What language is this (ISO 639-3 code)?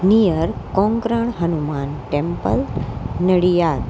guj